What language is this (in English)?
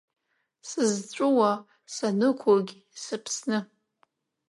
Abkhazian